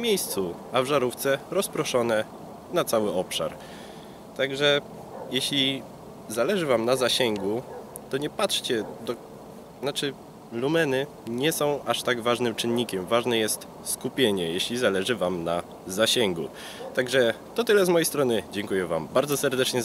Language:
Polish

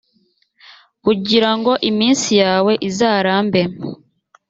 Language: Kinyarwanda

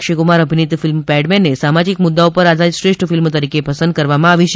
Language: Gujarati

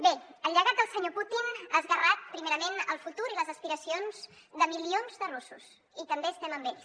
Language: Catalan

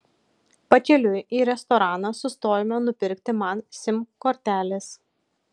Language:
Lithuanian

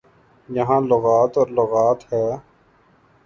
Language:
Urdu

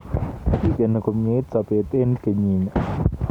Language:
Kalenjin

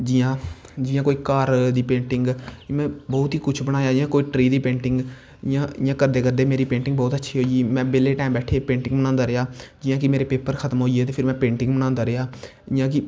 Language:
Dogri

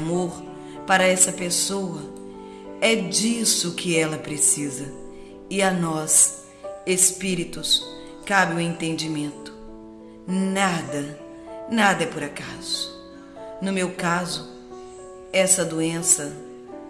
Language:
Portuguese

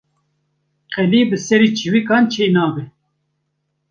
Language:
Kurdish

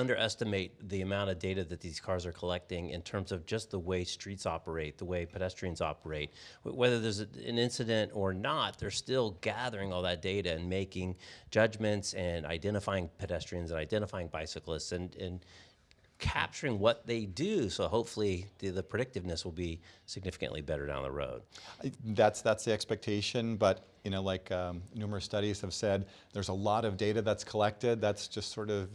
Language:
English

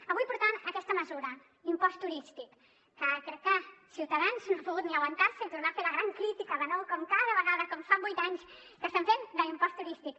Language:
Catalan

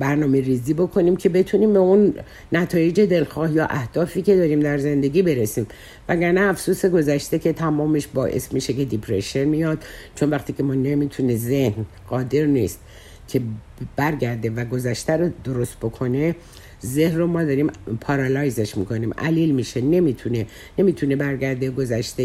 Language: Persian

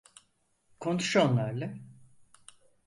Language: Turkish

